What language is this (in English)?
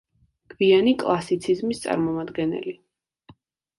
Georgian